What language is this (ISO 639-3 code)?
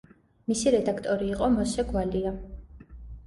kat